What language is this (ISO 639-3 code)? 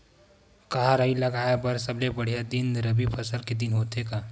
hne